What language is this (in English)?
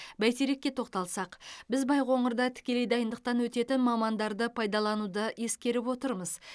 Kazakh